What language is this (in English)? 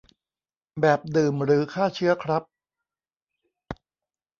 Thai